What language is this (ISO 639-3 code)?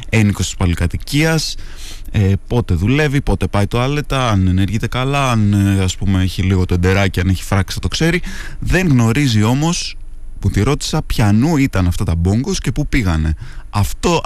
ell